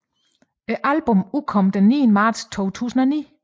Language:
Danish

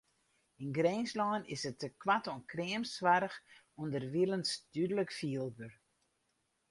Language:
Western Frisian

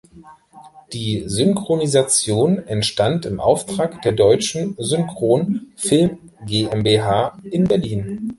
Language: German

